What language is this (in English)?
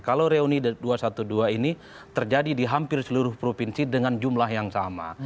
Indonesian